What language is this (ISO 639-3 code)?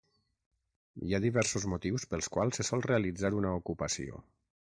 cat